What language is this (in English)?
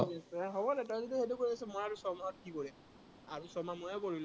Assamese